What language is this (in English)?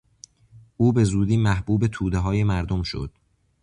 Persian